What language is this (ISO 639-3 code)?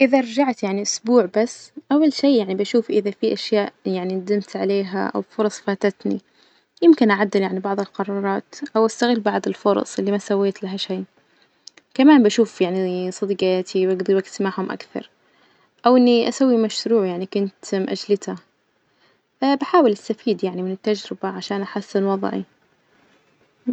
ars